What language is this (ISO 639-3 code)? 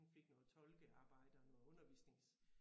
dan